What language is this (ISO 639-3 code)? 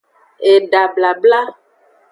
ajg